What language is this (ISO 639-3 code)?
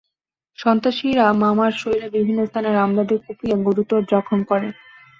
ben